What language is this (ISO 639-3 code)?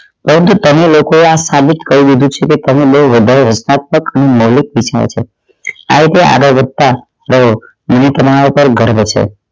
guj